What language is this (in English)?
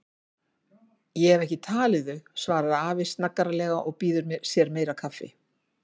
Icelandic